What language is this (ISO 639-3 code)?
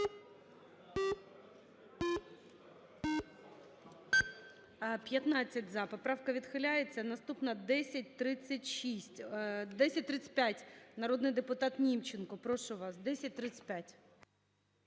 ukr